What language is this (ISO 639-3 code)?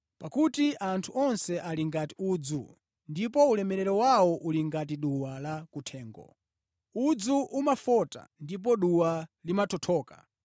nya